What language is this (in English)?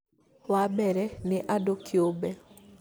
Kikuyu